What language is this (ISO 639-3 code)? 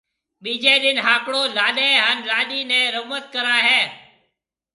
mve